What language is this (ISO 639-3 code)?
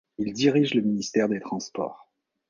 fra